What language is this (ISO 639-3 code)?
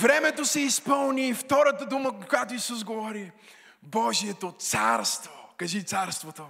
bul